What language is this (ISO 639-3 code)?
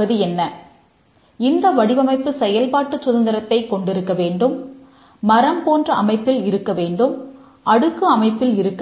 tam